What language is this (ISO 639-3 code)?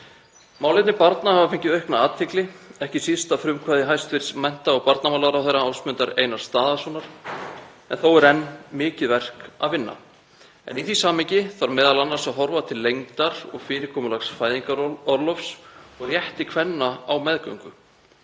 isl